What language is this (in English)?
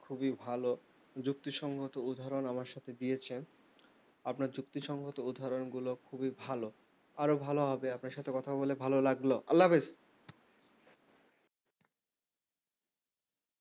Bangla